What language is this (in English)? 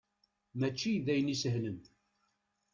Kabyle